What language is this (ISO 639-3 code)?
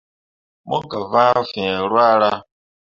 mua